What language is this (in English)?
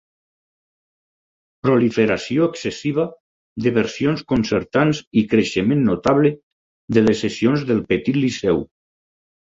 Catalan